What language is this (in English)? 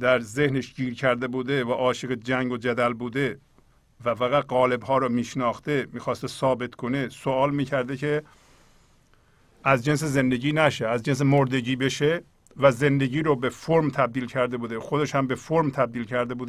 Persian